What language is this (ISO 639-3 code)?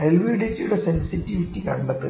mal